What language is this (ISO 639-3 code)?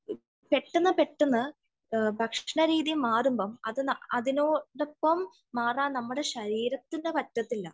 mal